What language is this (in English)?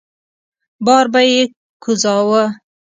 Pashto